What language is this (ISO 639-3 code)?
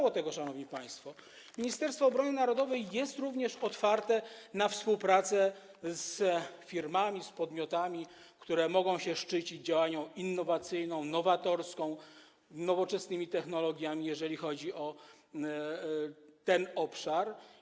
pol